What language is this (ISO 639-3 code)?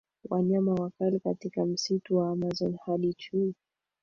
swa